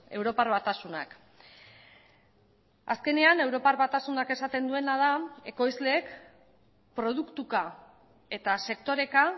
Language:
Basque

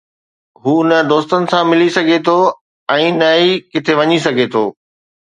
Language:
Sindhi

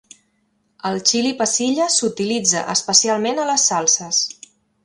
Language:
Catalan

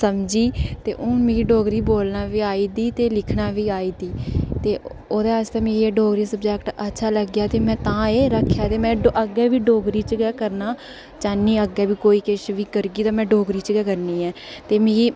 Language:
Dogri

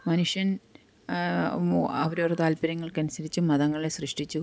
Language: Malayalam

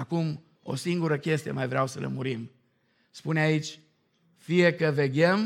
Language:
Romanian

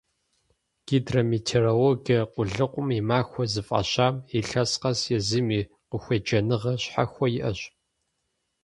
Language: Kabardian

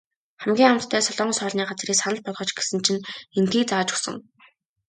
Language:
Mongolian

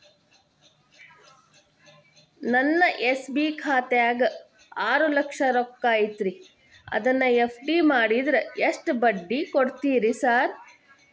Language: Kannada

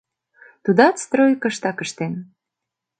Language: Mari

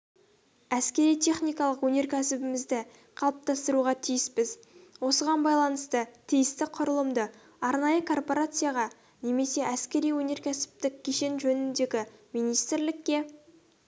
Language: Kazakh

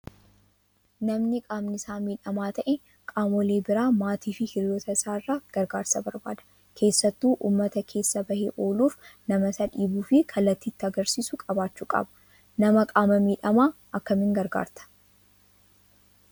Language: Oromo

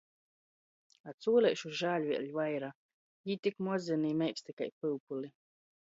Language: Latgalian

